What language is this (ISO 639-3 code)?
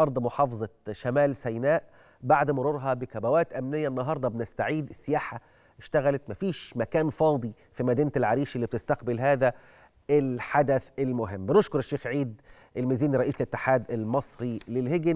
ara